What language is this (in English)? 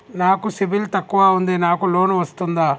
Telugu